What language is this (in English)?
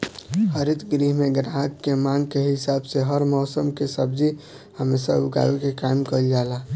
Bhojpuri